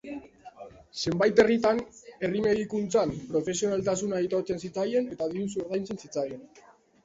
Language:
Basque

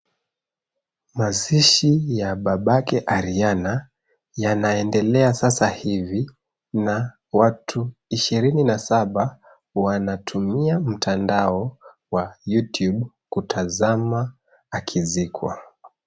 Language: Swahili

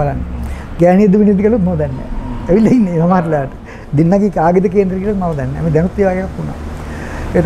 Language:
Hindi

